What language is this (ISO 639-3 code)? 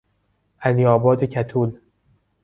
fas